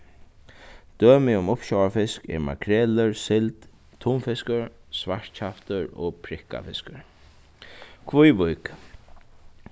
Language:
Faroese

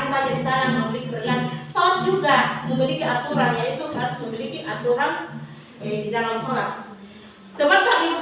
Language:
Indonesian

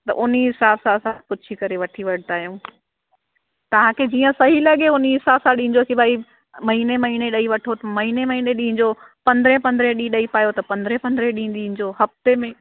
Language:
Sindhi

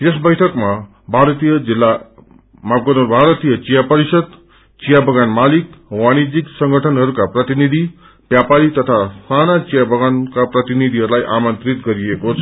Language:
Nepali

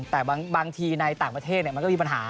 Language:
Thai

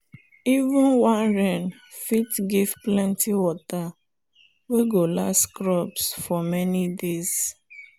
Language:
Nigerian Pidgin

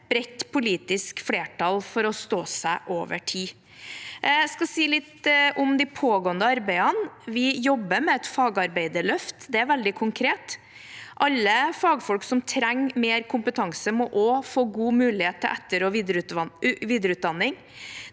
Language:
Norwegian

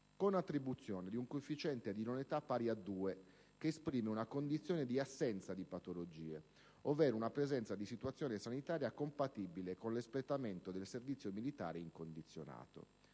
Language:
Italian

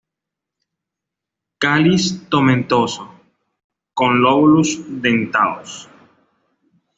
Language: Spanish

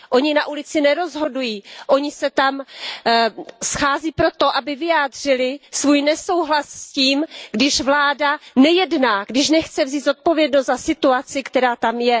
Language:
Czech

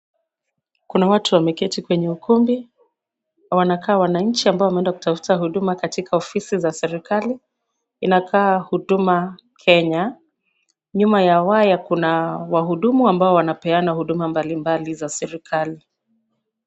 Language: Swahili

